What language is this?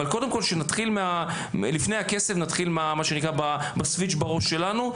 Hebrew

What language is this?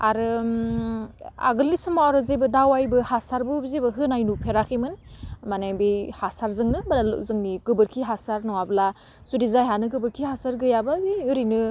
Bodo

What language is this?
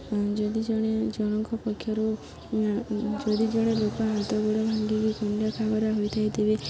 Odia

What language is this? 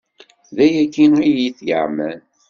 Kabyle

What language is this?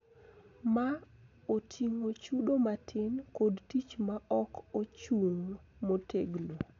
Luo (Kenya and Tanzania)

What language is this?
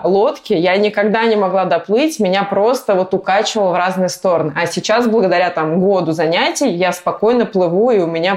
Russian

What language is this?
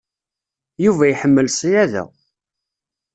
Kabyle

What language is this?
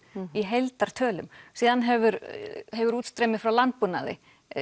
Icelandic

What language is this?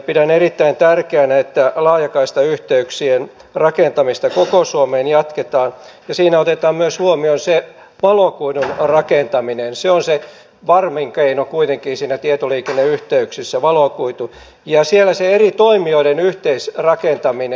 Finnish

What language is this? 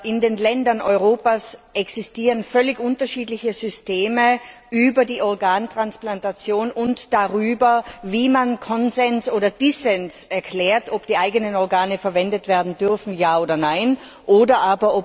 German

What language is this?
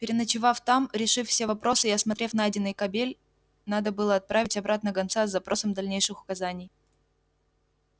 Russian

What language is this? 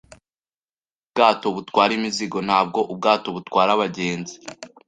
Kinyarwanda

